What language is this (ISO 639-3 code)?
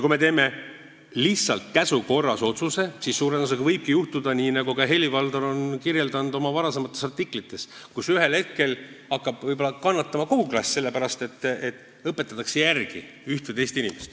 est